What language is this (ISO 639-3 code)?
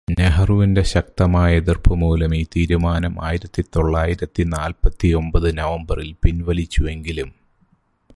mal